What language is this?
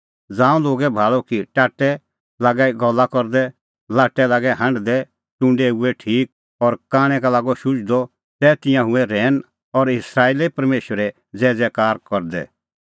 Kullu Pahari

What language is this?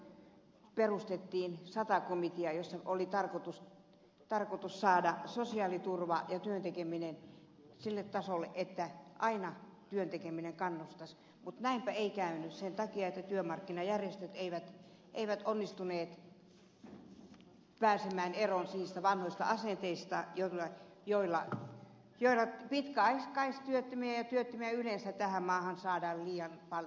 Finnish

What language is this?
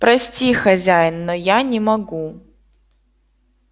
Russian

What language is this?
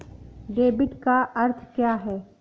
Hindi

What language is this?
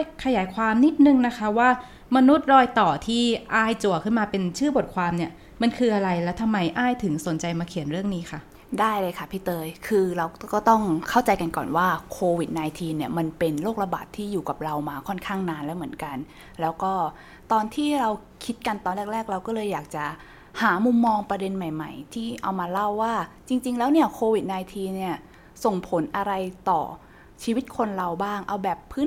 Thai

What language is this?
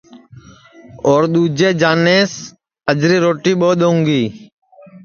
Sansi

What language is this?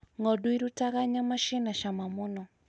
Kikuyu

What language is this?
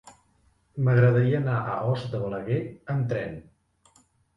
Catalan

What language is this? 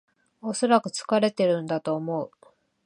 Japanese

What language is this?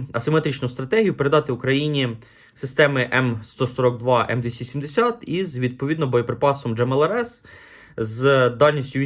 Ukrainian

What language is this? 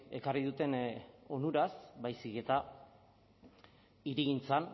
Basque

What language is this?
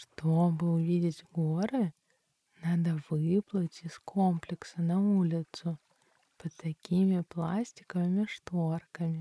Russian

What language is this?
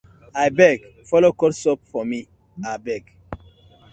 Nigerian Pidgin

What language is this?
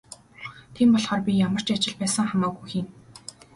Mongolian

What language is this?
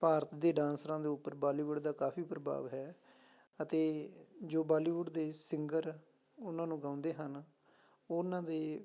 Punjabi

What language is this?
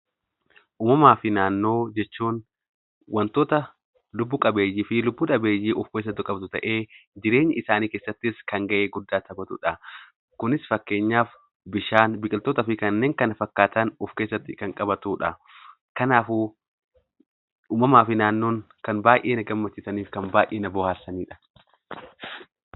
Oromo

